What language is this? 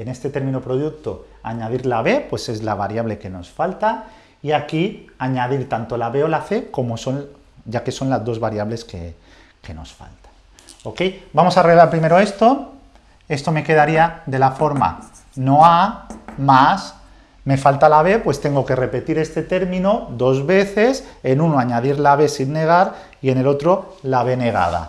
Spanish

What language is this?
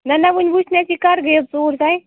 Kashmiri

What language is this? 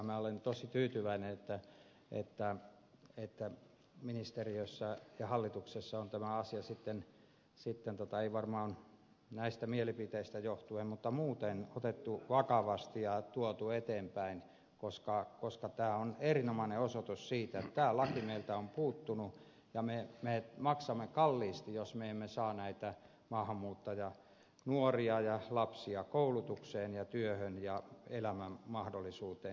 Finnish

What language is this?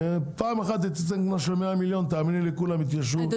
Hebrew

